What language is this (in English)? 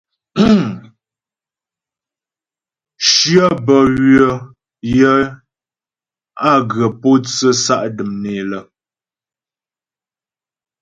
Ghomala